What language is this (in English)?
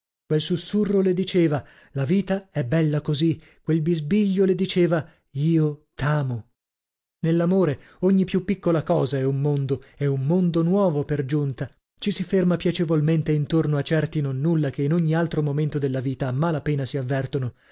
Italian